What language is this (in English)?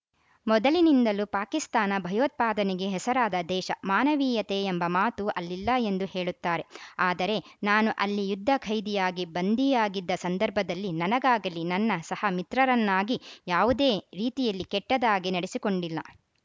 Kannada